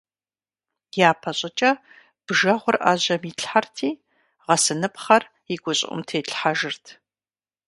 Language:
Kabardian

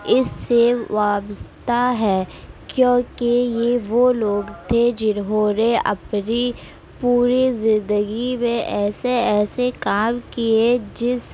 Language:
Urdu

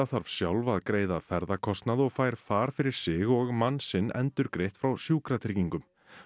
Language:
Icelandic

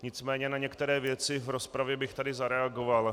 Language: Czech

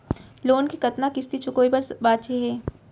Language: Chhattisgarhi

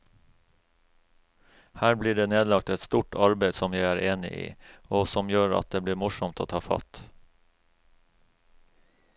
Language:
Norwegian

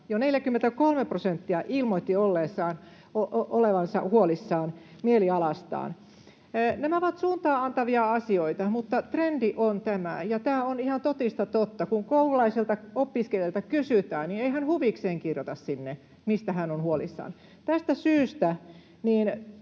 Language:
Finnish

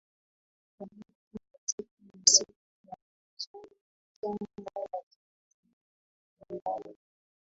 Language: Swahili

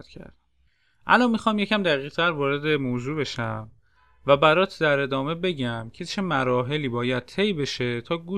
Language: Persian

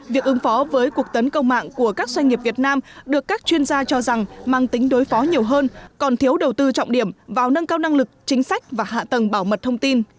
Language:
Vietnamese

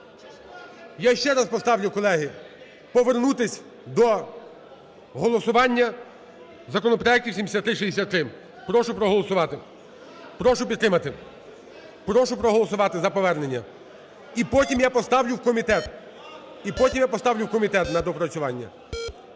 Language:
Ukrainian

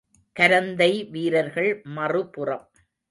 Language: Tamil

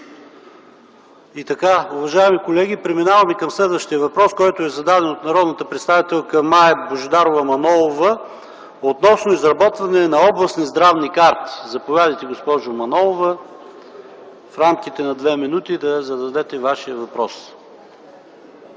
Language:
Bulgarian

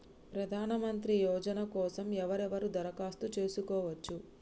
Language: Telugu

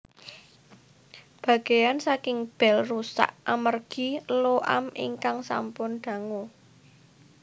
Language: Javanese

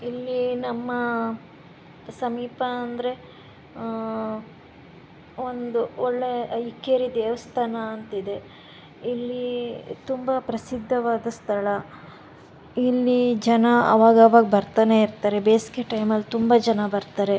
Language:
Kannada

